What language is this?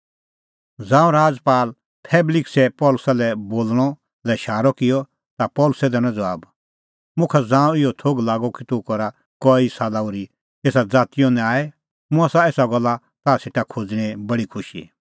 Kullu Pahari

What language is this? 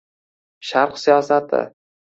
Uzbek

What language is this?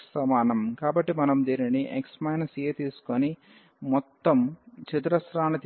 Telugu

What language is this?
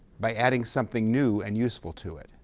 English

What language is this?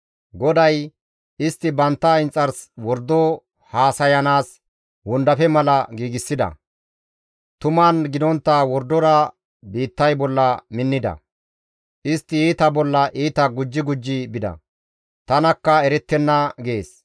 Gamo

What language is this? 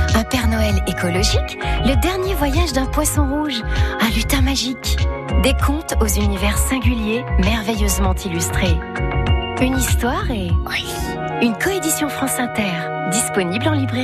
French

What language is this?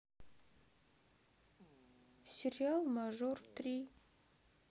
Russian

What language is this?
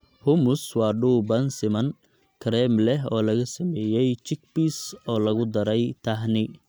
Somali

